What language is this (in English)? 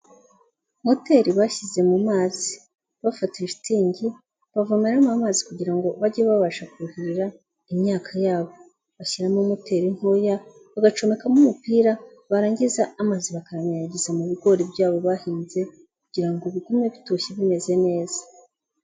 Kinyarwanda